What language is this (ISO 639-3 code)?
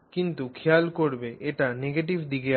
ben